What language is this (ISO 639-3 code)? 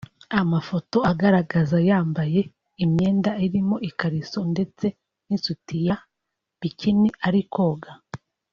kin